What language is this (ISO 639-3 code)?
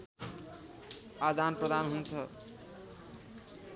nep